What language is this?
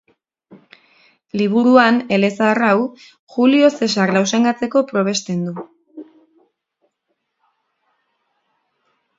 Basque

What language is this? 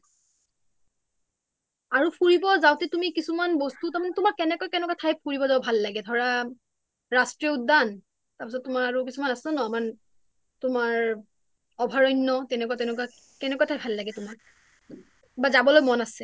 Assamese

